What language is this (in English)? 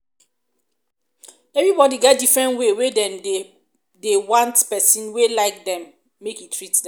Nigerian Pidgin